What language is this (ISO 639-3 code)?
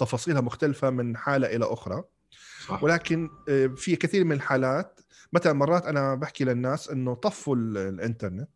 ara